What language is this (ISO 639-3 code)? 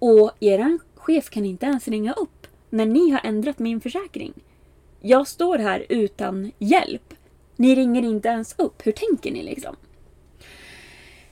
swe